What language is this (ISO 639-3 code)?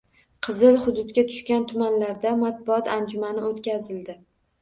uzb